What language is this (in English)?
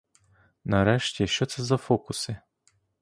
Ukrainian